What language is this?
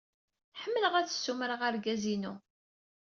Kabyle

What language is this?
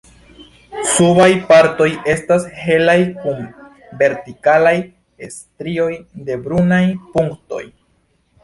Esperanto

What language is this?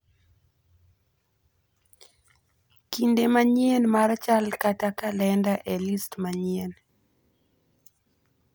Luo (Kenya and Tanzania)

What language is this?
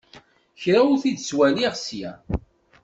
Kabyle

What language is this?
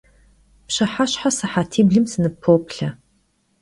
Kabardian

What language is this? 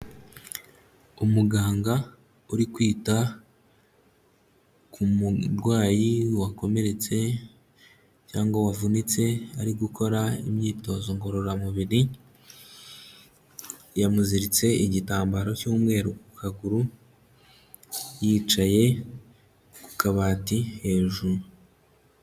Kinyarwanda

